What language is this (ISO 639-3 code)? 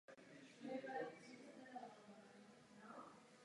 ces